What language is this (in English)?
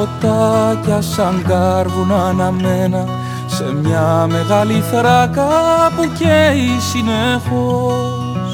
Greek